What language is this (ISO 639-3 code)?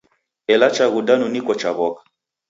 dav